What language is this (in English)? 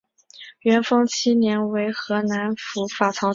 Chinese